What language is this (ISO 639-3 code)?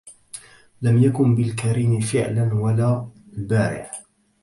ara